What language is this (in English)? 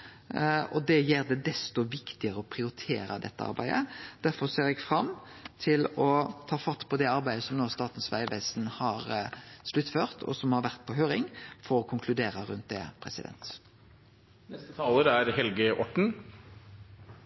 Norwegian Nynorsk